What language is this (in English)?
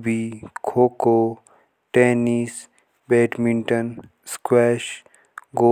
Jaunsari